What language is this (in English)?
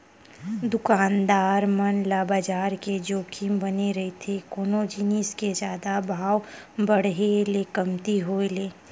Chhattisgarhi